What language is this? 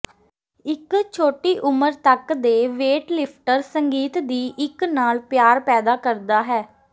Punjabi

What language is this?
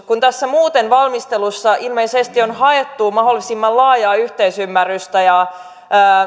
Finnish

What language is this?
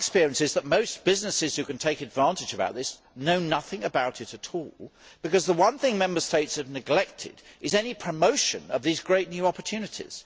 English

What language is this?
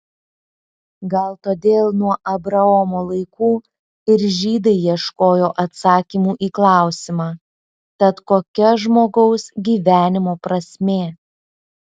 Lithuanian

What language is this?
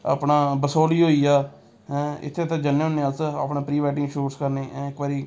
Dogri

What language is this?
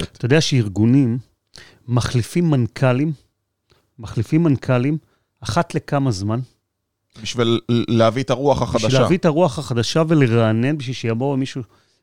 Hebrew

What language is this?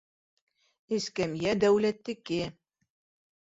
Bashkir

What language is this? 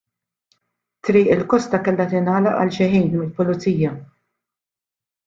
Maltese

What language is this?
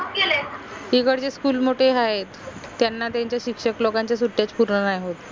Marathi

